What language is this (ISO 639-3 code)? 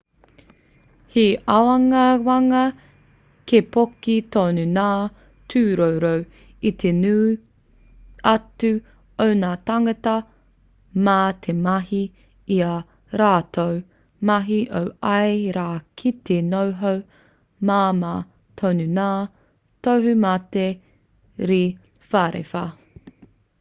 mri